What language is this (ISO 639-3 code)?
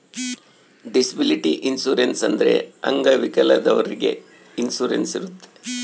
kan